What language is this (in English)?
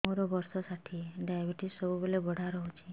Odia